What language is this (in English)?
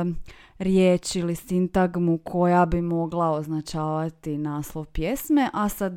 Croatian